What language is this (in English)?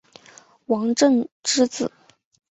Chinese